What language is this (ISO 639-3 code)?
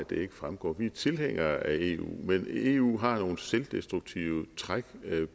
dan